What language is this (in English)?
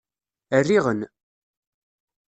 Kabyle